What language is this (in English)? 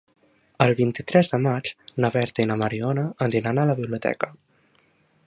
Catalan